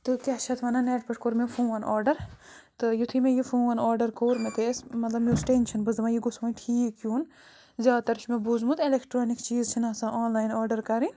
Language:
Kashmiri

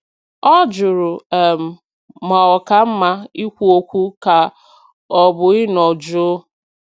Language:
Igbo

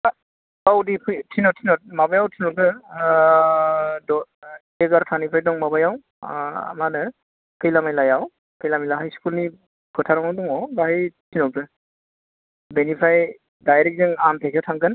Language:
Bodo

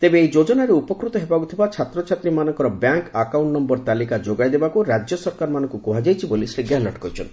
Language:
Odia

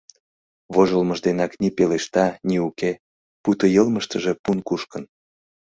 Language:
Mari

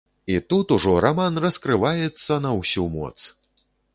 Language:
Belarusian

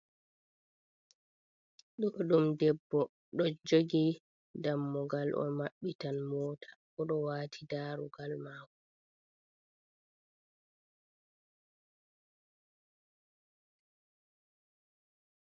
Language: Fula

